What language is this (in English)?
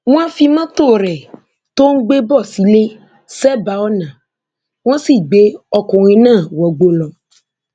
Yoruba